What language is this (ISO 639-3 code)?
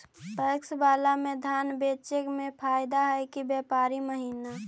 mag